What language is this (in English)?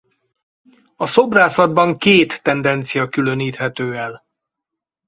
Hungarian